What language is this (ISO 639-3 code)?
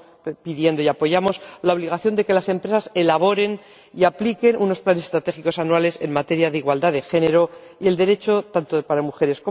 spa